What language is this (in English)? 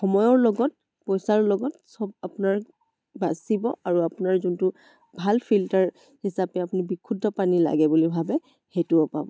Assamese